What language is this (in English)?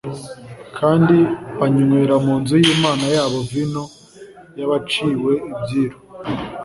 Kinyarwanda